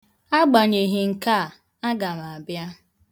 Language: Igbo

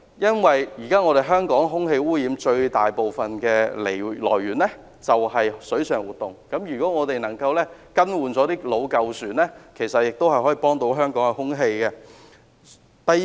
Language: Cantonese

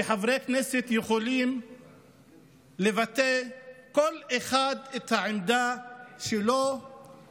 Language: Hebrew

